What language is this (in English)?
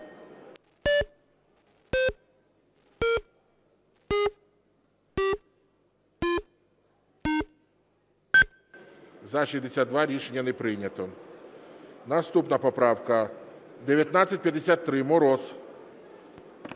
Ukrainian